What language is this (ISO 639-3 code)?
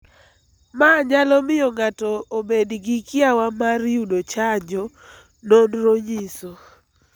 luo